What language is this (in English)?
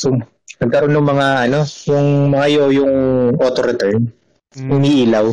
Filipino